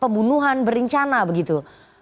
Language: Indonesian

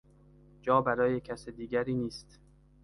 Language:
Persian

